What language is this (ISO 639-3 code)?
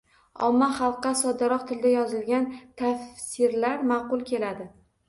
uzb